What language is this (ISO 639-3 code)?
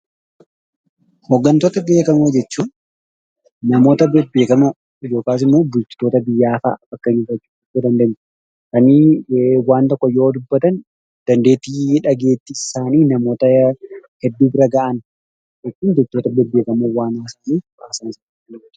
orm